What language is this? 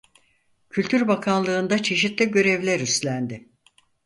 Turkish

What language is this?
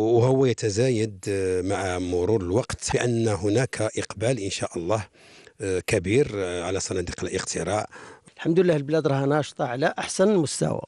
Arabic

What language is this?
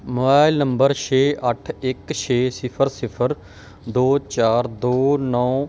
Punjabi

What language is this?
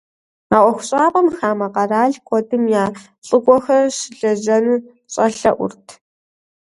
Kabardian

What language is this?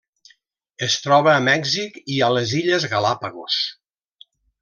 Catalan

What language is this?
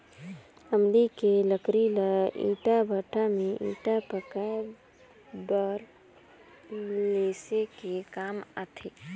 Chhattisgarhi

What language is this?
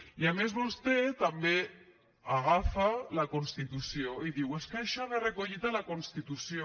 Catalan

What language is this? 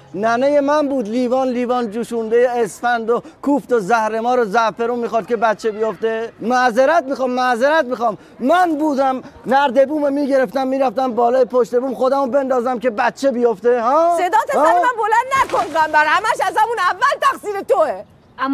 Persian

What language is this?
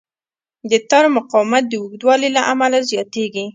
Pashto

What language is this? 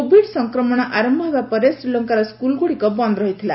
Odia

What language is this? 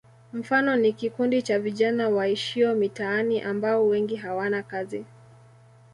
Swahili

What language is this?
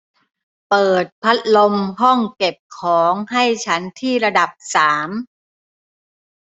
Thai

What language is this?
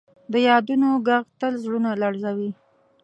Pashto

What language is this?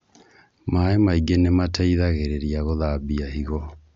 Kikuyu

